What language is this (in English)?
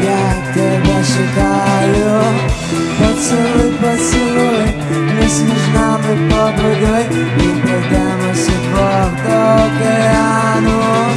Ukrainian